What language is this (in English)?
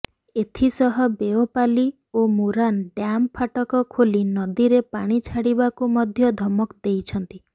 Odia